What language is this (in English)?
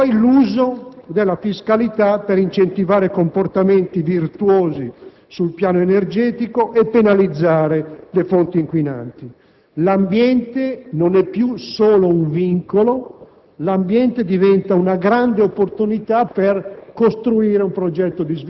Italian